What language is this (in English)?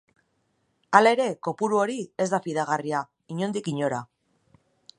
Basque